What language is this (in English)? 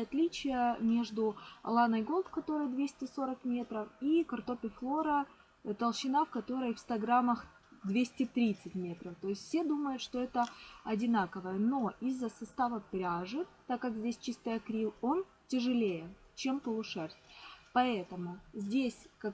Russian